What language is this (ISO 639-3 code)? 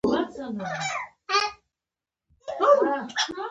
pus